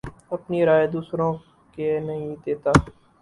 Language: Urdu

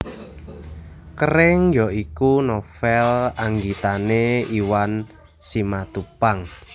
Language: Javanese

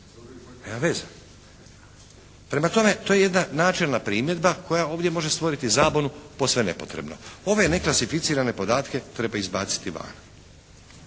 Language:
Croatian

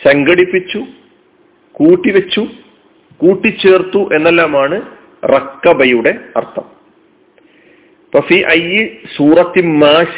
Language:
Malayalam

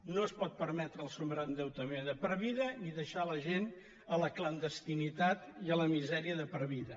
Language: Catalan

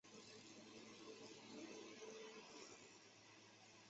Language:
Chinese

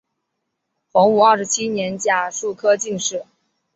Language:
Chinese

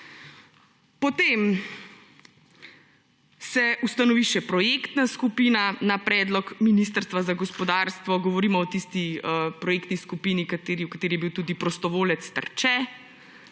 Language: Slovenian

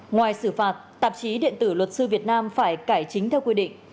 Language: Vietnamese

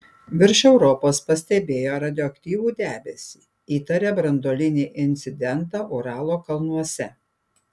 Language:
Lithuanian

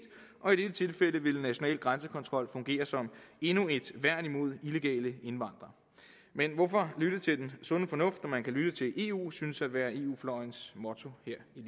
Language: Danish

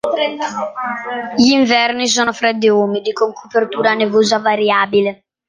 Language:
Italian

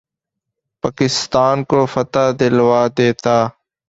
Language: Urdu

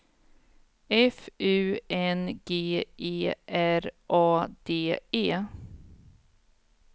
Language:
Swedish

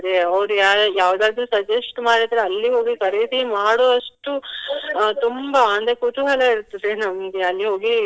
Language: Kannada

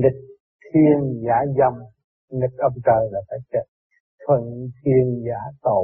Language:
Vietnamese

